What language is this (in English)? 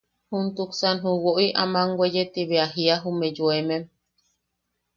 Yaqui